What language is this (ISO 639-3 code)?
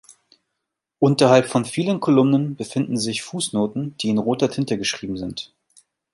deu